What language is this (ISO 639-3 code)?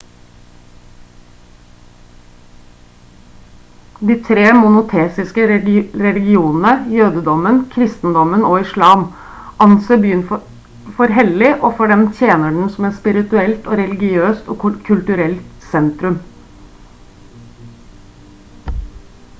nob